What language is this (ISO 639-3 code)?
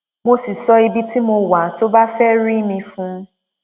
yor